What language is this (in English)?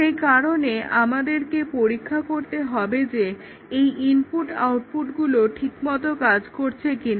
Bangla